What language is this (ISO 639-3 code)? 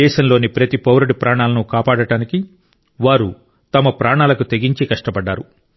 tel